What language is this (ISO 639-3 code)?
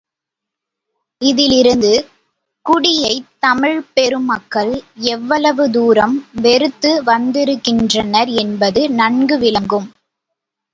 tam